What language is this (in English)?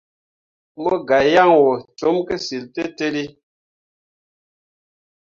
Mundang